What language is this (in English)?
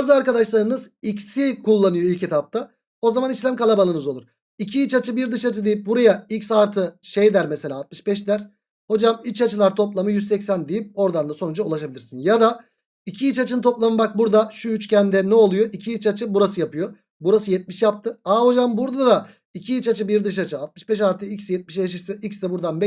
Turkish